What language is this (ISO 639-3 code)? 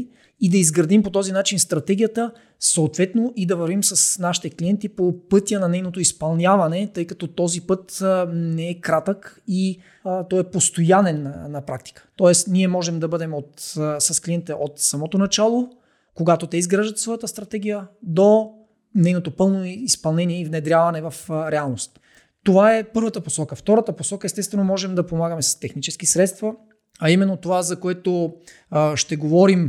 bul